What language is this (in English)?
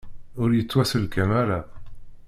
Kabyle